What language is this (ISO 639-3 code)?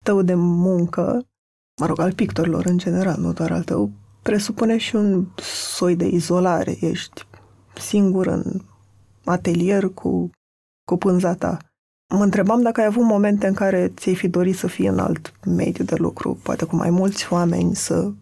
ron